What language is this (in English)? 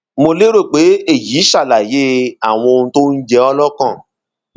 Yoruba